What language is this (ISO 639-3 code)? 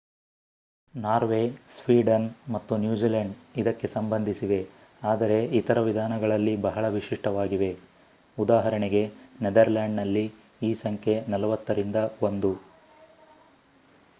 kan